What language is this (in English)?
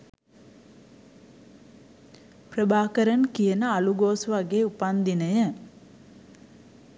Sinhala